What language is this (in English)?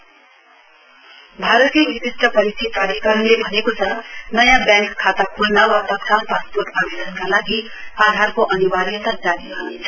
Nepali